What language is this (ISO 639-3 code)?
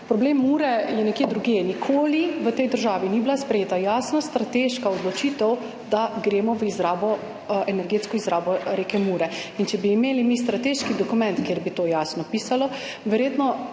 slv